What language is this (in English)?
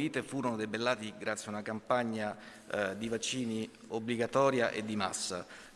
Italian